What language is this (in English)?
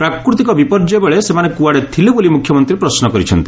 Odia